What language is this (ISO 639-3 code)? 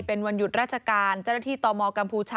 tha